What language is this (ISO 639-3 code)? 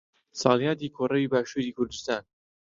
ckb